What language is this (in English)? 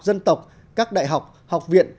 Vietnamese